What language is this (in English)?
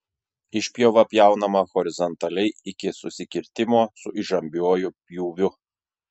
Lithuanian